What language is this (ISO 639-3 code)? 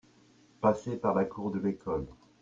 fra